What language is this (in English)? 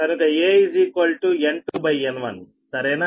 Telugu